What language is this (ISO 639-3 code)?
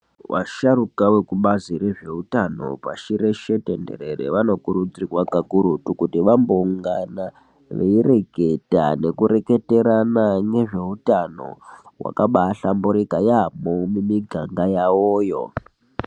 ndc